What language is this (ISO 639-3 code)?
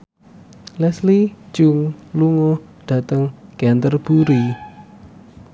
jav